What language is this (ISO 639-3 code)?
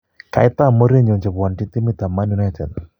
kln